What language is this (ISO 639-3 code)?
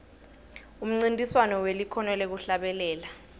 ssw